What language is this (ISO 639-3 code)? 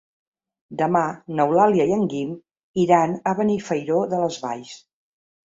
cat